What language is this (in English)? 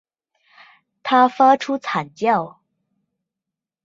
Chinese